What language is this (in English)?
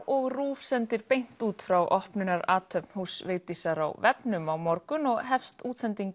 Icelandic